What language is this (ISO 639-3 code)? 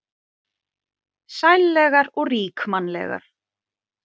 isl